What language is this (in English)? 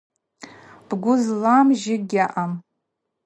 Abaza